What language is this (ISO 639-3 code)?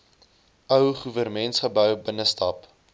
afr